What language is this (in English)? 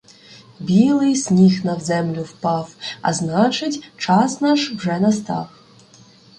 Ukrainian